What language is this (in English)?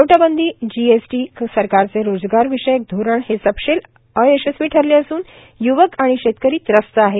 Marathi